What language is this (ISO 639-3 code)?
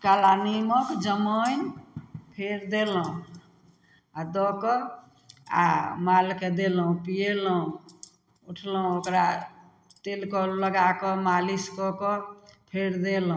mai